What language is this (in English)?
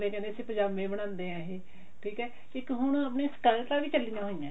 Punjabi